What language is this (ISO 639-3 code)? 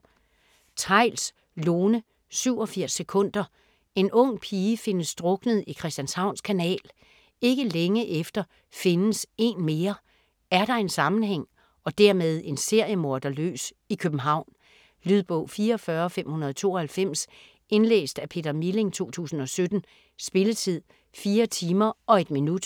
dan